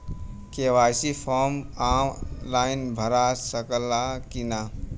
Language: Bhojpuri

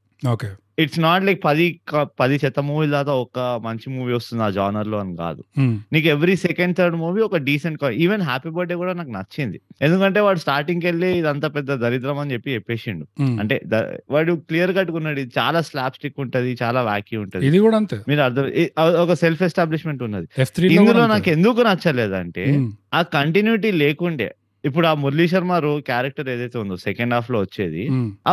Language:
Telugu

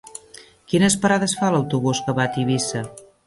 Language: Catalan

